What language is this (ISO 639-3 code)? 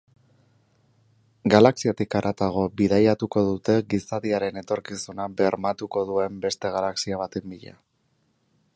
eus